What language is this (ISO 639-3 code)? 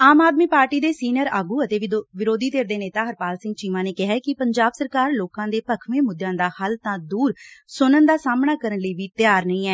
pan